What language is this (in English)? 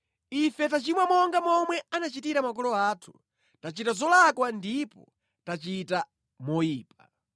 Nyanja